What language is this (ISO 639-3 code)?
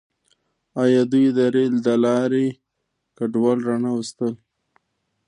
pus